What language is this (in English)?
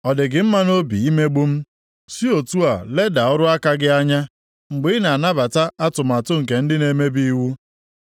Igbo